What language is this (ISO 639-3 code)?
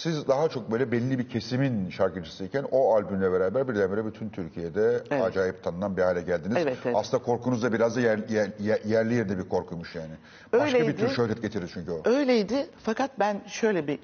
tur